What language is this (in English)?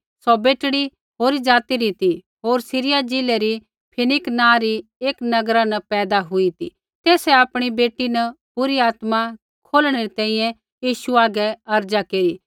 Kullu Pahari